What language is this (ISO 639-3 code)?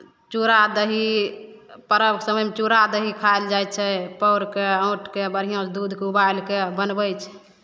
mai